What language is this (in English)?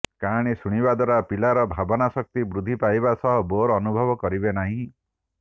Odia